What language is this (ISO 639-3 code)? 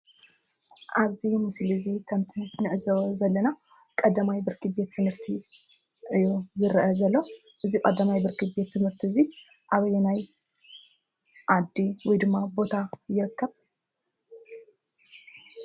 tir